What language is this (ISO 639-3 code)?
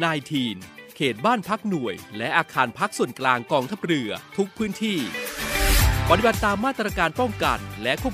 tha